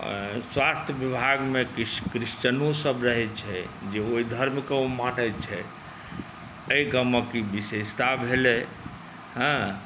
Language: Maithili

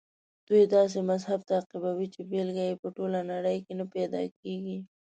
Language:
Pashto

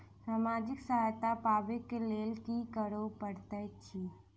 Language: Maithili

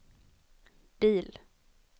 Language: Swedish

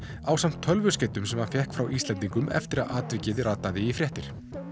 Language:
Icelandic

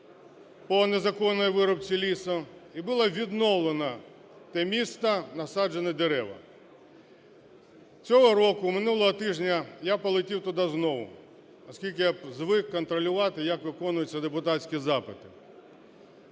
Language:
Ukrainian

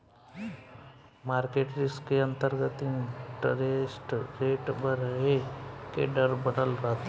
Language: Bhojpuri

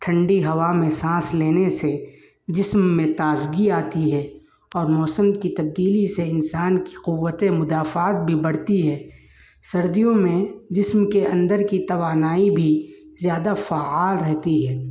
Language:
Urdu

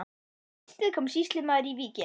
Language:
Icelandic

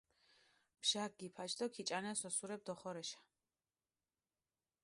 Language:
Mingrelian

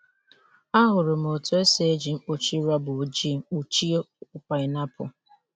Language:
Igbo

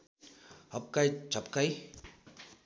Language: Nepali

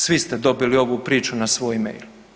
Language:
Croatian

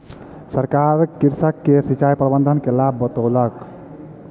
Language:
Maithili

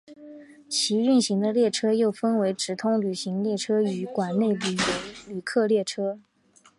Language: Chinese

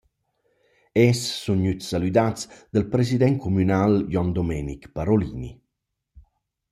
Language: Romansh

